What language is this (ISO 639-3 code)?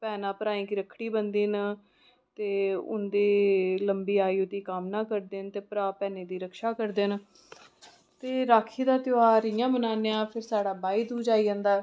doi